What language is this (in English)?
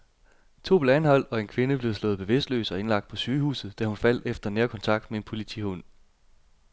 Danish